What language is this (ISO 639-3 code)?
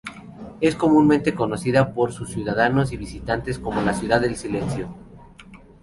spa